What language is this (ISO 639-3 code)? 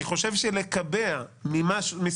heb